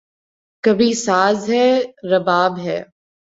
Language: Urdu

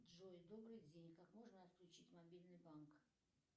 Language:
Russian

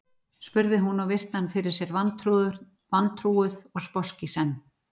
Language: Icelandic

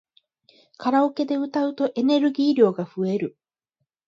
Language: Japanese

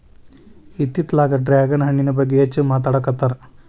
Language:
Kannada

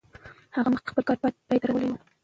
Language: Pashto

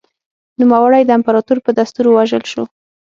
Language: Pashto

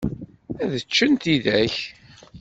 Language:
Kabyle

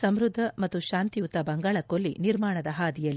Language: Kannada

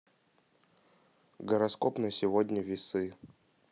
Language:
Russian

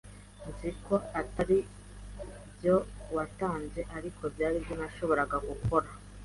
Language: Kinyarwanda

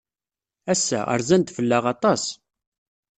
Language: Kabyle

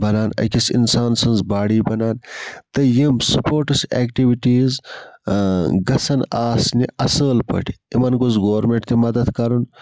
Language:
Kashmiri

